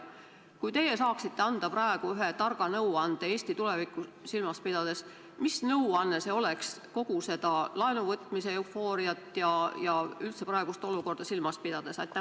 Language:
Estonian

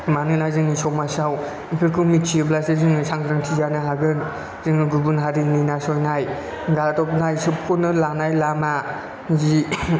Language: Bodo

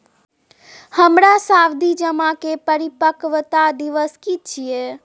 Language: Maithili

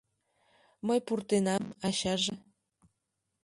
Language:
Mari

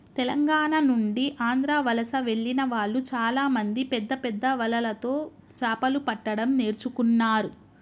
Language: Telugu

